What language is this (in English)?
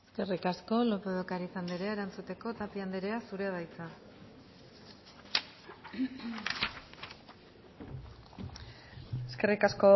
Basque